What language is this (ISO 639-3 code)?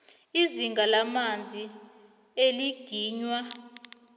nbl